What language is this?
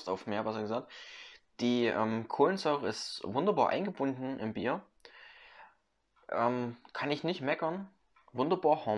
German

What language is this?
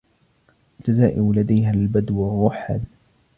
Arabic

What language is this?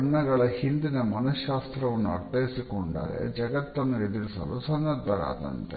Kannada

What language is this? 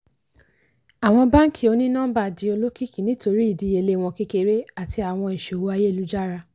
Yoruba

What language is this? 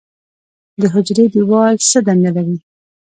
Pashto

